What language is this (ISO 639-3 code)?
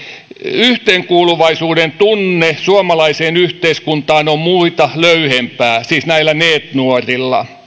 fin